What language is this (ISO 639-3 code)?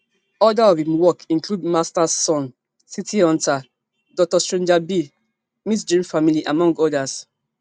pcm